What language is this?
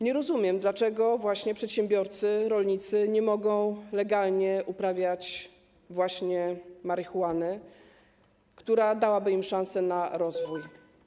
Polish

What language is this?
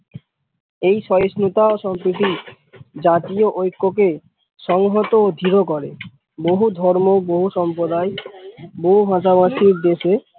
Bangla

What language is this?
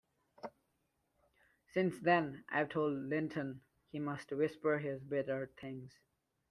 English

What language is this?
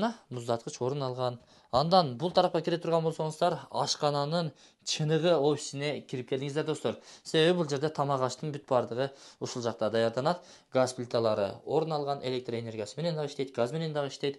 Turkish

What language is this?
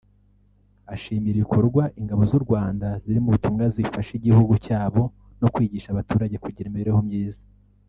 Kinyarwanda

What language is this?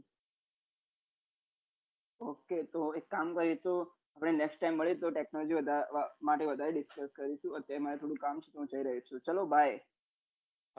Gujarati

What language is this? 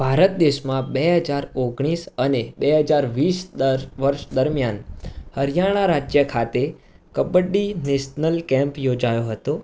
Gujarati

